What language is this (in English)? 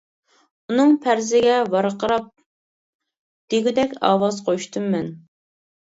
Uyghur